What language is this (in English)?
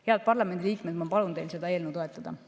Estonian